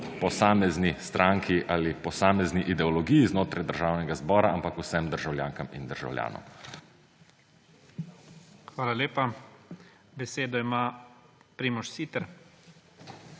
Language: Slovenian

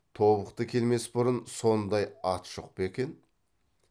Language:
Kazakh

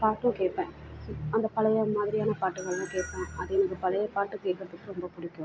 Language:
Tamil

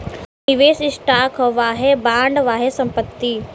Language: Bhojpuri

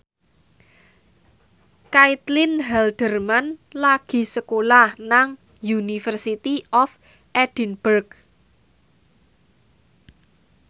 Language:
Javanese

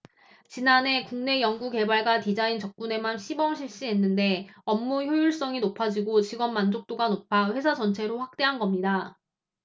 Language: Korean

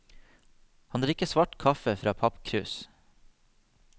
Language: Norwegian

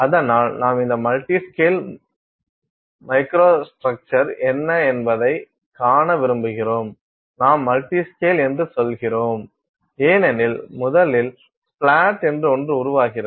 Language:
Tamil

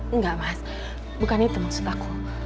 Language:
Indonesian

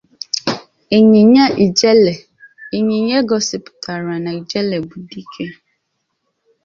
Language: Igbo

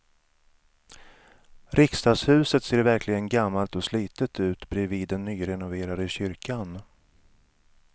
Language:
Swedish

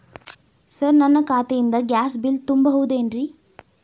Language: Kannada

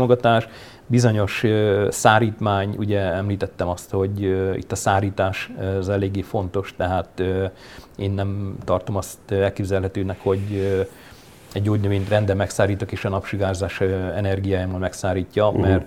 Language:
Hungarian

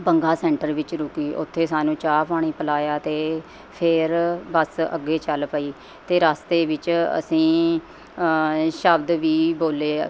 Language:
Punjabi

